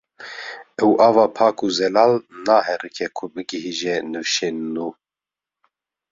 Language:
Kurdish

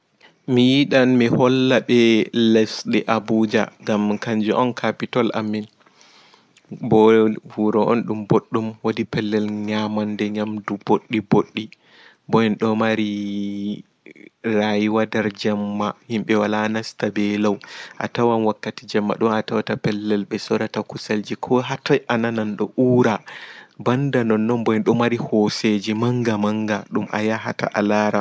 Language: Fula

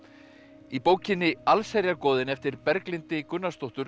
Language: Icelandic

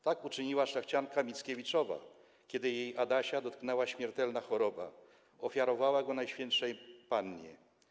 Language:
Polish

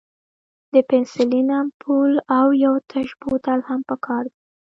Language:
Pashto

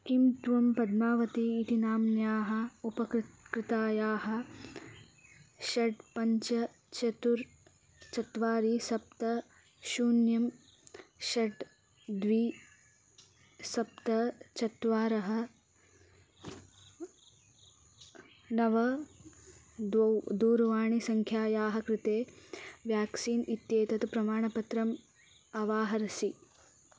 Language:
Sanskrit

